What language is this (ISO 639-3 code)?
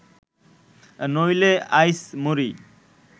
ben